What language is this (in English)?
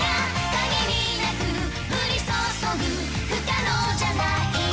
Japanese